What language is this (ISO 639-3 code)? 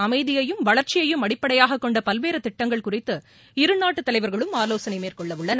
tam